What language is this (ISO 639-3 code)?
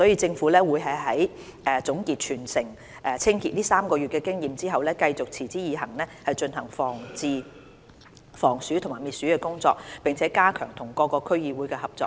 yue